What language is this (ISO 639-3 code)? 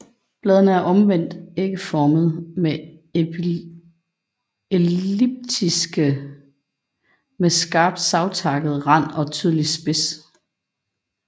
dan